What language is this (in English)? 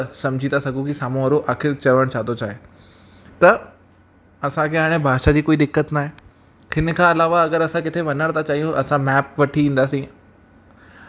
Sindhi